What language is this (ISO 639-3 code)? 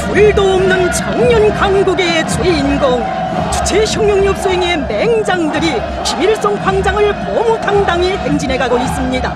kor